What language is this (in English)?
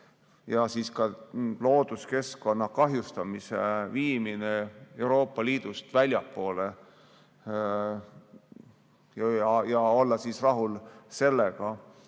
Estonian